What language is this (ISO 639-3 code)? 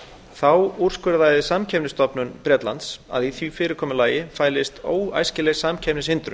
isl